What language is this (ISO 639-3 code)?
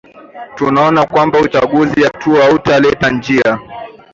swa